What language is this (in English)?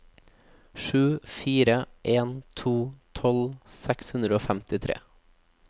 Norwegian